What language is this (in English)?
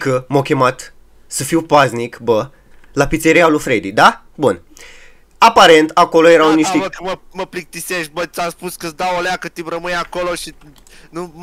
Romanian